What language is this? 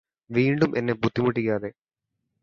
Malayalam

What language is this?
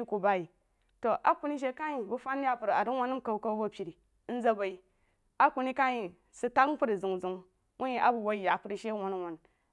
Jiba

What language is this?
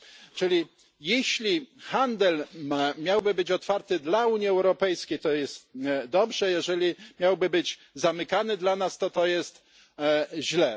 Polish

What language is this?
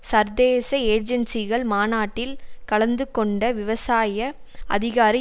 Tamil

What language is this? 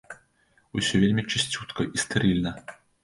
Belarusian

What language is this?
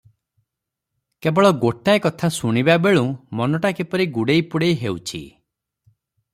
Odia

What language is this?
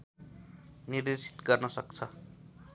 Nepali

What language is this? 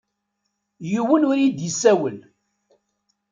Kabyle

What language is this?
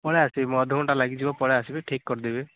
Odia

